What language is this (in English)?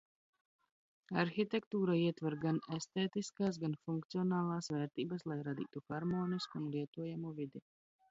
Latvian